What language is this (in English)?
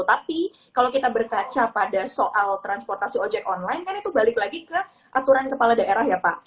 Indonesian